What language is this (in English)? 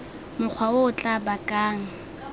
Tswana